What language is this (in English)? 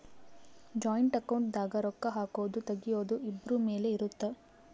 Kannada